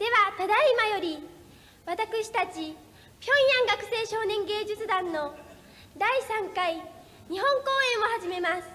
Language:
Korean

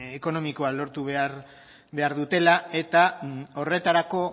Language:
Basque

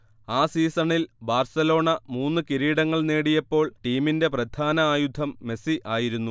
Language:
Malayalam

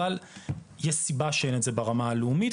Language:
Hebrew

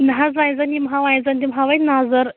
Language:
Kashmiri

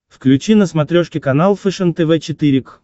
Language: Russian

